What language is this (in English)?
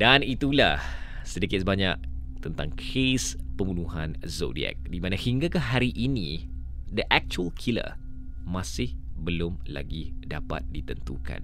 Malay